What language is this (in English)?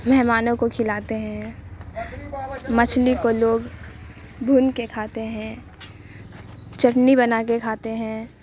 Urdu